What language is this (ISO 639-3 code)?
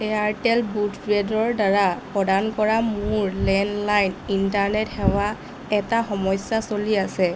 asm